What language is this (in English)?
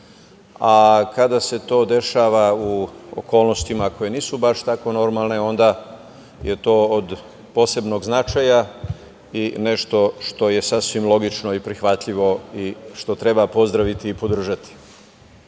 Serbian